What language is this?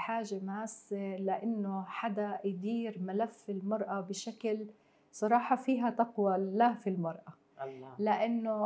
Arabic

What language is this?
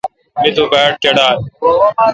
Kalkoti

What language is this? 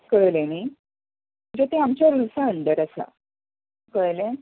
Konkani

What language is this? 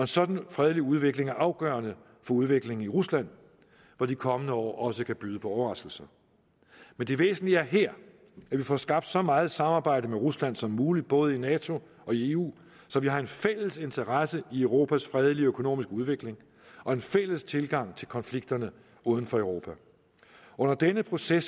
Danish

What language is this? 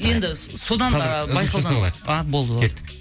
Kazakh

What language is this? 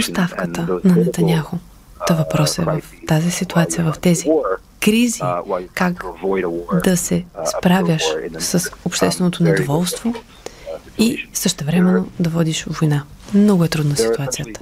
Bulgarian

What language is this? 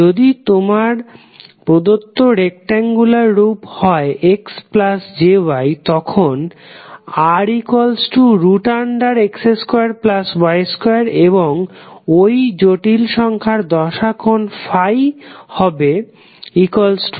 Bangla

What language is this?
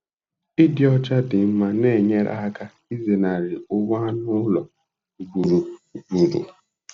Igbo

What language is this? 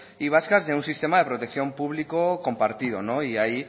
Spanish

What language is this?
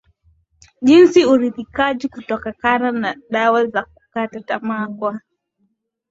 Swahili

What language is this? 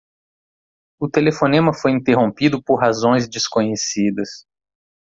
Portuguese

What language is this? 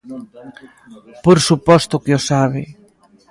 Galician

